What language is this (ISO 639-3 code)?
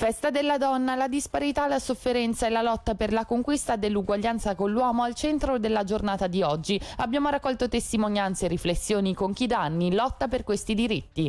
ita